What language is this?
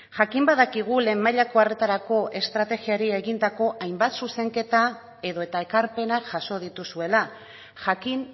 Basque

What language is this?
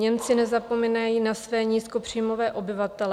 Czech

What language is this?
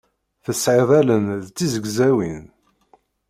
Kabyle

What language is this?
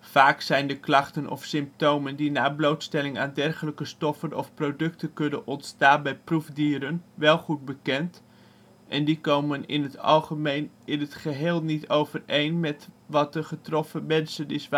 Dutch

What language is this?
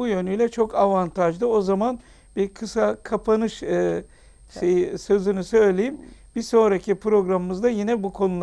Turkish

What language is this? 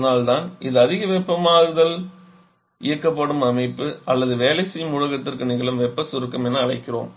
Tamil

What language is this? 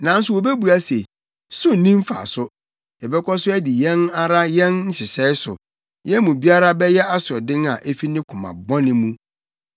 Akan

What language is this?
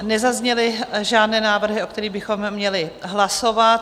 Czech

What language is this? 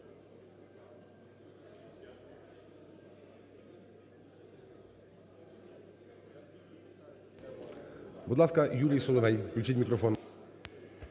Ukrainian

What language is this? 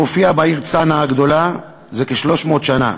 Hebrew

